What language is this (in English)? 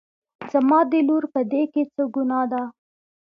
Pashto